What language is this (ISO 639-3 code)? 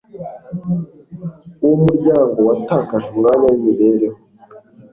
kin